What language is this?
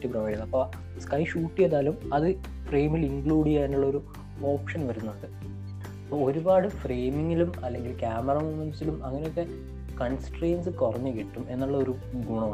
Malayalam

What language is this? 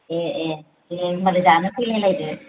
Bodo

